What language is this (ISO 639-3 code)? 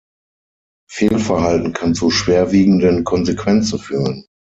deu